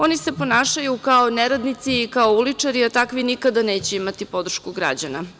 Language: Serbian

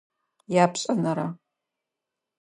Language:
Adyghe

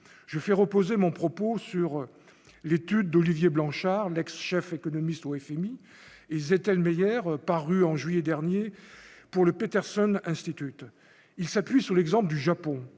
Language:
French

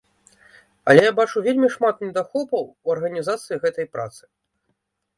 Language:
Belarusian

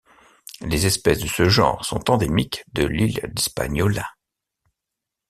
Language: French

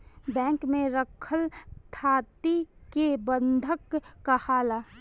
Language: Bhojpuri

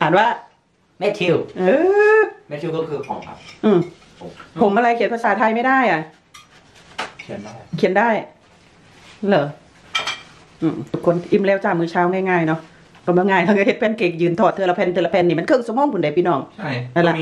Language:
Thai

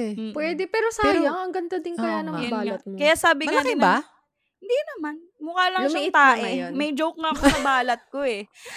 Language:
Filipino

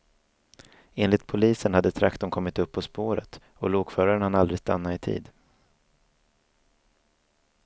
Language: Swedish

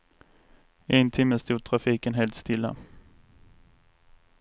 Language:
Swedish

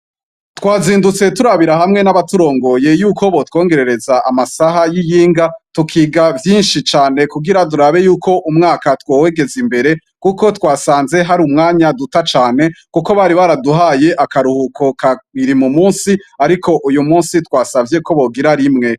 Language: Rundi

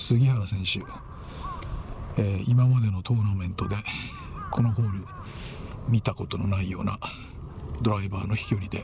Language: Japanese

